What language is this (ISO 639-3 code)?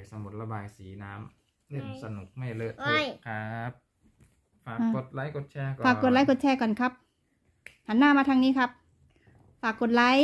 tha